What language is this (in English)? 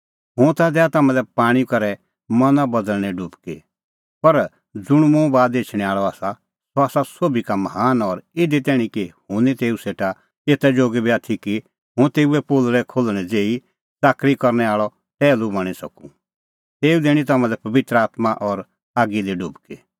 Kullu Pahari